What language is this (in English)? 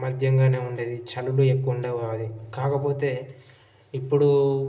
Telugu